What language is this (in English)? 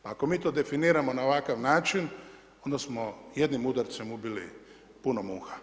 Croatian